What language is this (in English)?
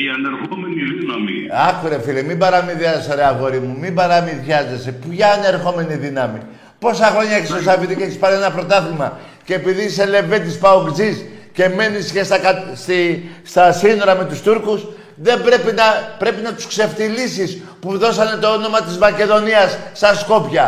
Greek